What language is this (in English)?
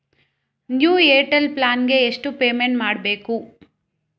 Kannada